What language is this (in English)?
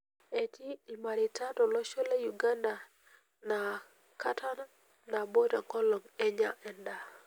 Masai